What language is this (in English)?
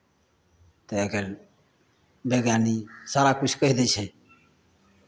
Maithili